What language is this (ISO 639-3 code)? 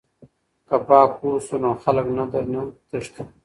pus